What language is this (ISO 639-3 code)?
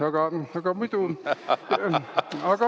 est